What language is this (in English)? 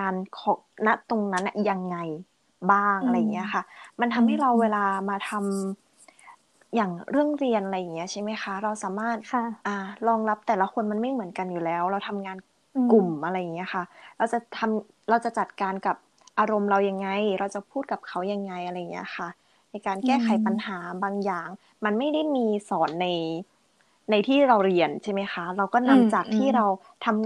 Thai